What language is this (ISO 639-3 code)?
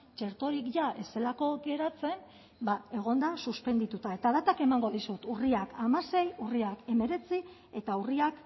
eus